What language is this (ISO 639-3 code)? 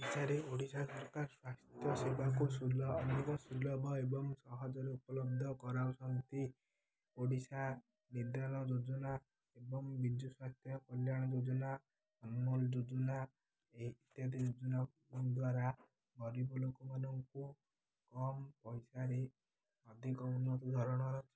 ori